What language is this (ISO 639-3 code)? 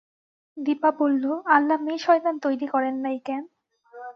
ben